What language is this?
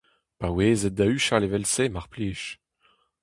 Breton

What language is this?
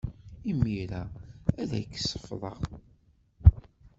Kabyle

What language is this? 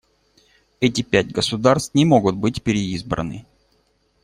Russian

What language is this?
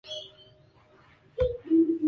Swahili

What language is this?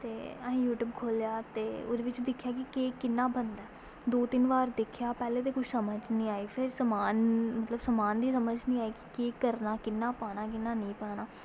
Dogri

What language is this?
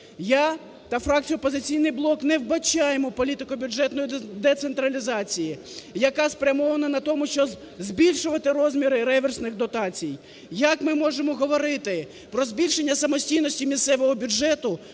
Ukrainian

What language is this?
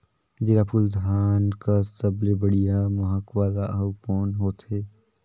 Chhattisgarhi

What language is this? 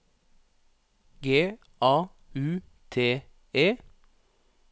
Norwegian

